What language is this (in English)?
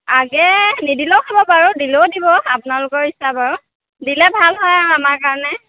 Assamese